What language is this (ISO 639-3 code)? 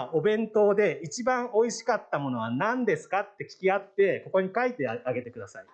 jpn